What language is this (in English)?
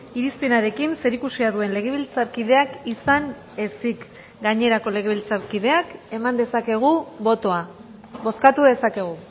Basque